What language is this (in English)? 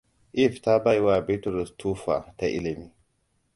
Hausa